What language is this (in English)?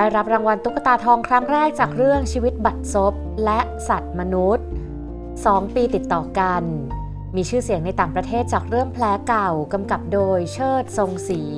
Thai